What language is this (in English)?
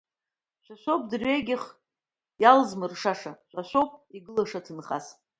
Abkhazian